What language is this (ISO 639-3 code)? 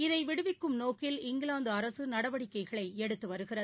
tam